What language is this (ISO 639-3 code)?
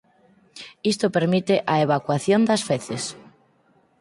glg